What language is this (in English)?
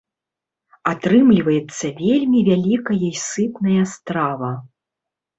Belarusian